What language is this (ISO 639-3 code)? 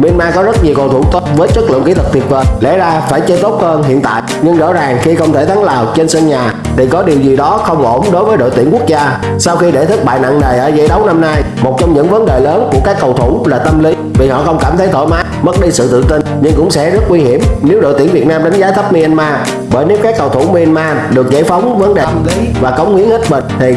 vie